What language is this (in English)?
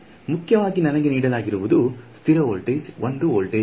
Kannada